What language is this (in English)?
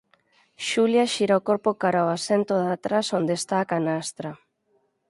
Galician